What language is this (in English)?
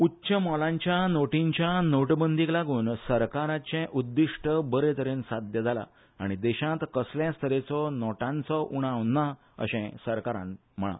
Konkani